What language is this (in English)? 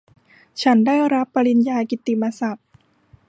Thai